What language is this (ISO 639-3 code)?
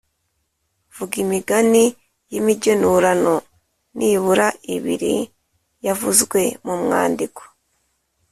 kin